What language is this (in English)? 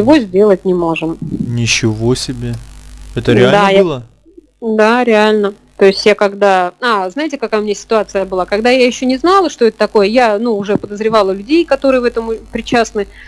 Russian